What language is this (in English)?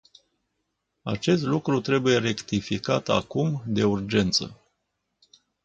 Romanian